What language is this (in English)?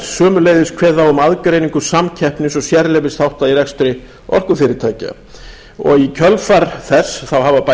Icelandic